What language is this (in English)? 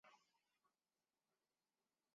Chinese